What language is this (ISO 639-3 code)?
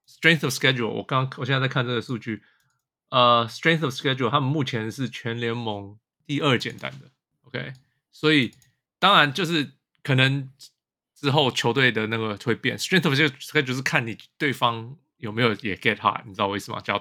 zho